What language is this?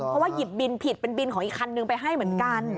Thai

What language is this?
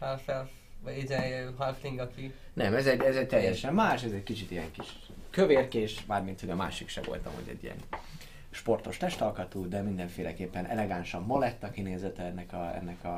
Hungarian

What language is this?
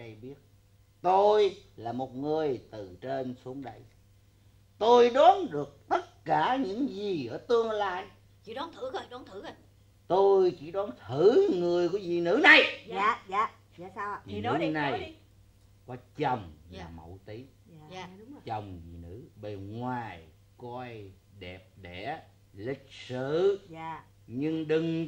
Vietnamese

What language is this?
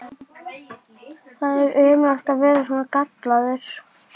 Icelandic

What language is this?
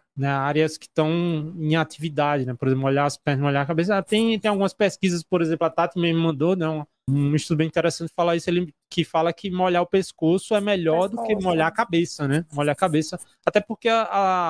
Portuguese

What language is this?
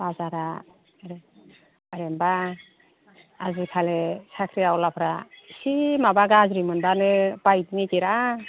Bodo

